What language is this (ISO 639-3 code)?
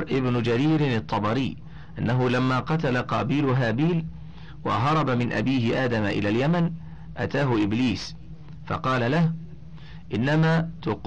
ara